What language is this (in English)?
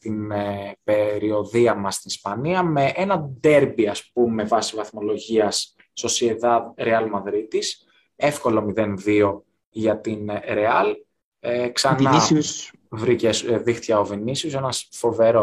Greek